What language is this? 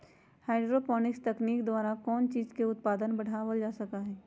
Magahi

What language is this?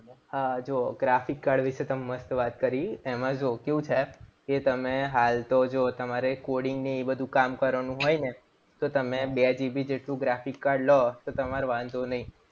Gujarati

